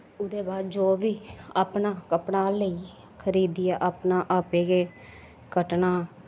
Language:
Dogri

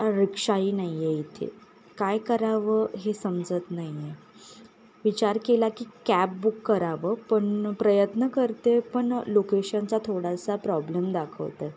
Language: Marathi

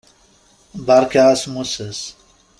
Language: Kabyle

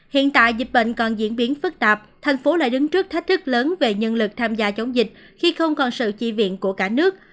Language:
Vietnamese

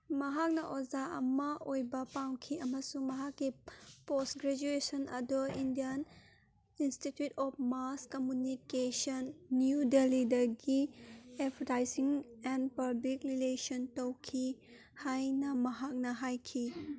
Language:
Manipuri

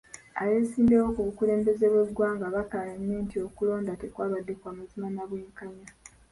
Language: Ganda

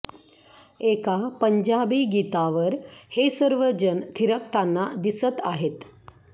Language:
Marathi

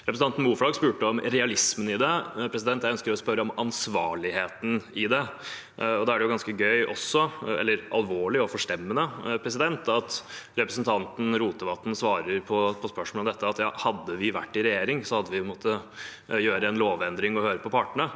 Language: Norwegian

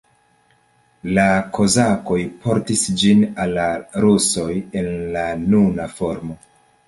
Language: Esperanto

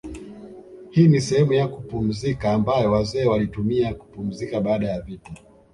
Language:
Swahili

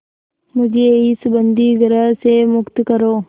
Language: Hindi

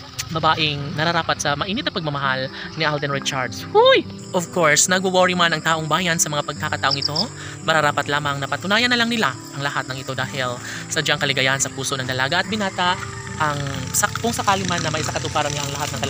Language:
Filipino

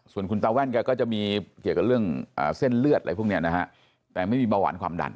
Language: Thai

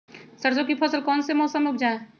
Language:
Magahi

